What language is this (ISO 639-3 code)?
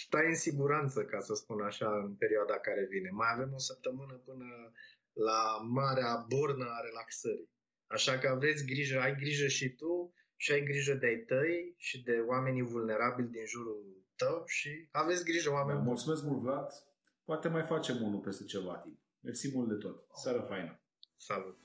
ron